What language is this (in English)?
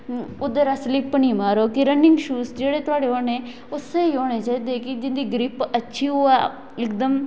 Dogri